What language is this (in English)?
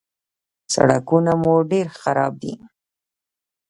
Pashto